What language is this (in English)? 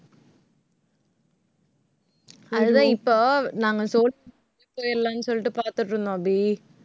Tamil